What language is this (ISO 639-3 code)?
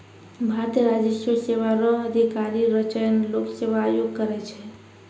mai